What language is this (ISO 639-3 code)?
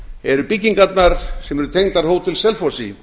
isl